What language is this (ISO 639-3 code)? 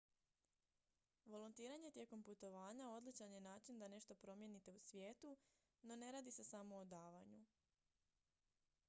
hrv